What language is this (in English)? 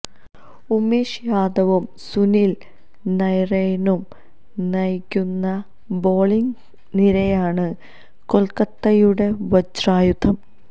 Malayalam